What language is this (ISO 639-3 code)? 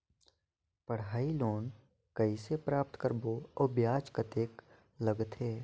hne